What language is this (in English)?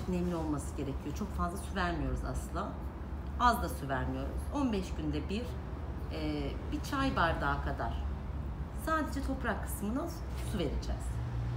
Turkish